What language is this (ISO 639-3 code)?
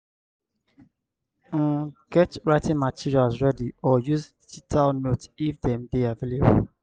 pcm